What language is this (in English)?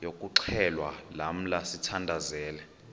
Xhosa